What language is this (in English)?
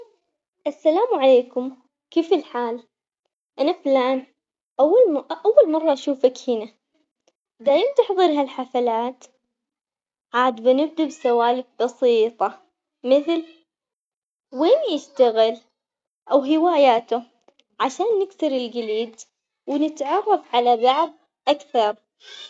Omani Arabic